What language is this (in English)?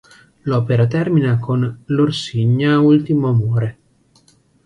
Italian